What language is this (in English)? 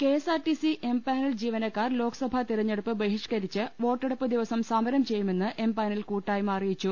Malayalam